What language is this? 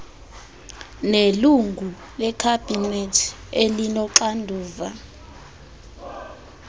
Xhosa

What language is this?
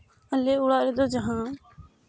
Santali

